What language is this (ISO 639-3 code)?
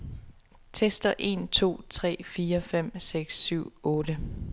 dan